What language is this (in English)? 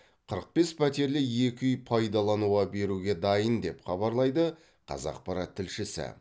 Kazakh